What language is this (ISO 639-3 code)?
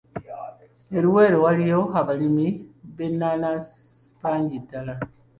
lug